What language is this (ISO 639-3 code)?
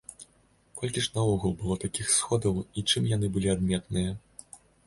bel